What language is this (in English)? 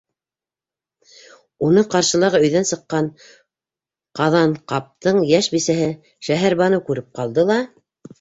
Bashkir